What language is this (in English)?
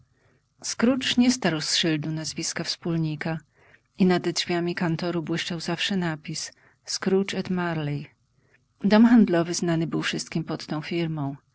Polish